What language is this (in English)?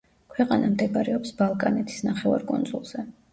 Georgian